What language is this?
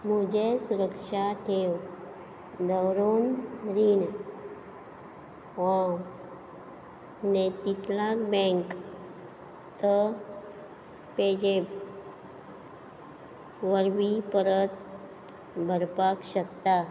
Konkani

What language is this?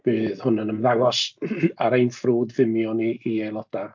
Welsh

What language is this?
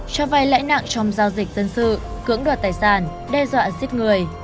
Vietnamese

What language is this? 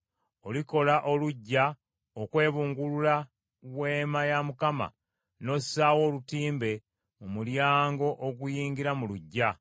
Ganda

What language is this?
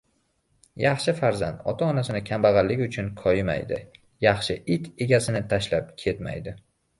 Uzbek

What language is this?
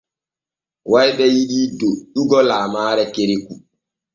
Borgu Fulfulde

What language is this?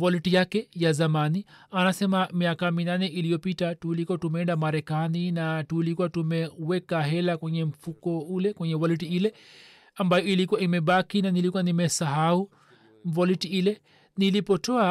Swahili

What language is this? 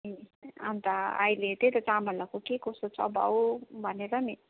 Nepali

